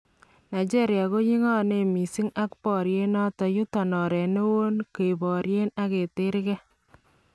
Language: Kalenjin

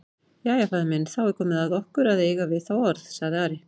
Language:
Icelandic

